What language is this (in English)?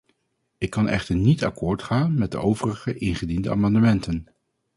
Dutch